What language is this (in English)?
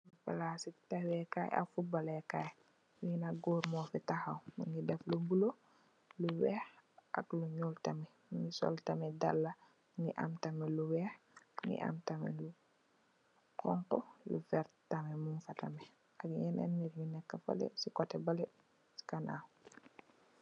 Wolof